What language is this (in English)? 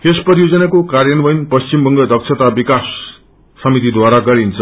Nepali